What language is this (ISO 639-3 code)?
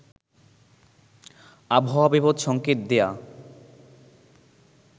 ben